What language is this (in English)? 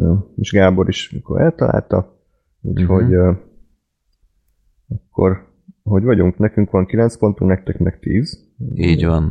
Hungarian